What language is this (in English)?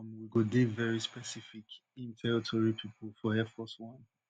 Nigerian Pidgin